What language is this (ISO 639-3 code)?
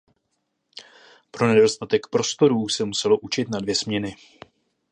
ces